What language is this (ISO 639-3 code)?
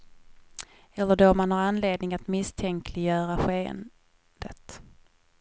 swe